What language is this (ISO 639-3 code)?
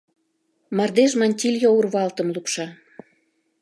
chm